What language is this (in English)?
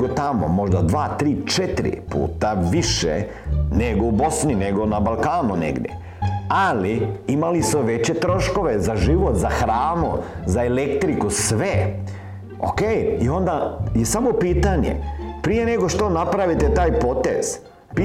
Croatian